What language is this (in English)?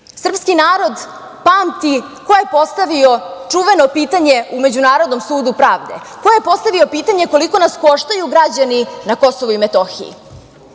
Serbian